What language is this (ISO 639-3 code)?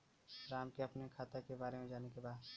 bho